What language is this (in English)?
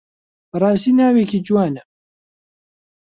Central Kurdish